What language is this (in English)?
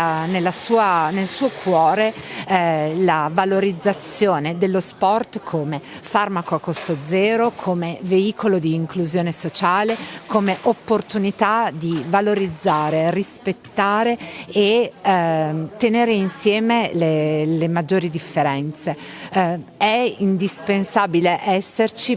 Italian